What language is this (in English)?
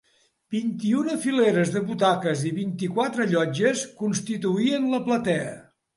Catalan